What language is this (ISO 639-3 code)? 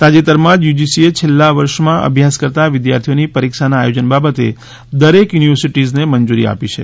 guj